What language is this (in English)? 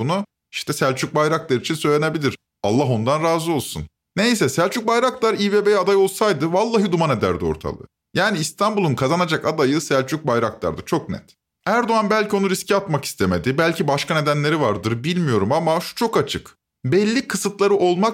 Turkish